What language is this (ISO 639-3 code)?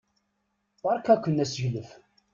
kab